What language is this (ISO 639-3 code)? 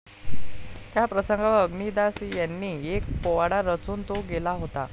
mar